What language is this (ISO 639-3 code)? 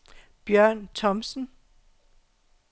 dan